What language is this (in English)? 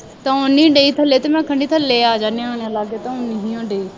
Punjabi